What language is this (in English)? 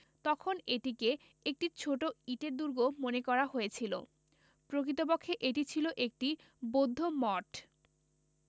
Bangla